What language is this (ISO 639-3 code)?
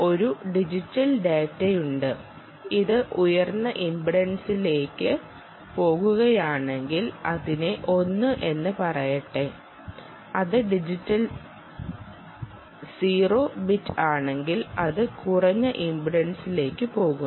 mal